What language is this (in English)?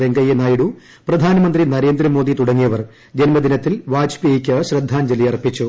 Malayalam